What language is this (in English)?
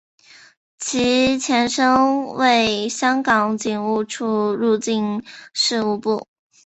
Chinese